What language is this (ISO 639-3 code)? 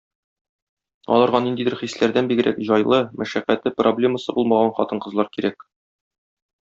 tat